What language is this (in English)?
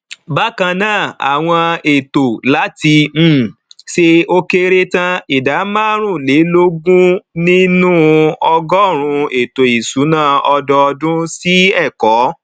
Yoruba